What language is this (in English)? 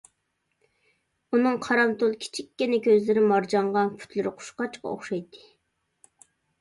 Uyghur